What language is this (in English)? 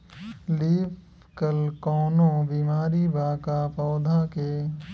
Bhojpuri